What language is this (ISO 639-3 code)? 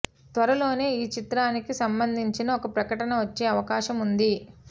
tel